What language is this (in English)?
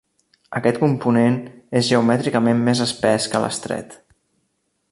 Catalan